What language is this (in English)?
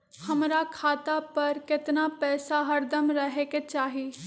Magahi